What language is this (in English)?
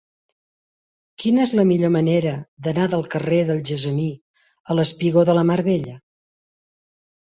Catalan